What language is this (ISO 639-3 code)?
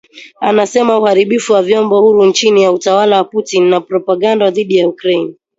swa